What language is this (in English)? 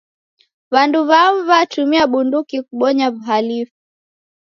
Taita